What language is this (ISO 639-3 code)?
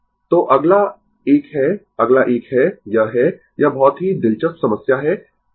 hin